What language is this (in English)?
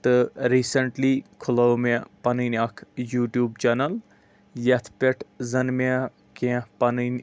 Kashmiri